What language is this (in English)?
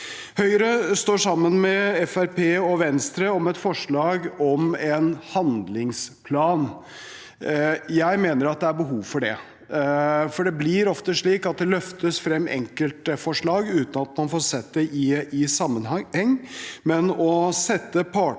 Norwegian